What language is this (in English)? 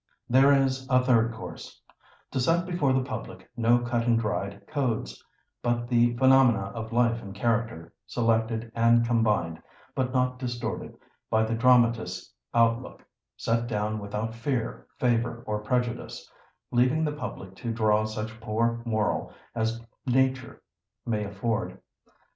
English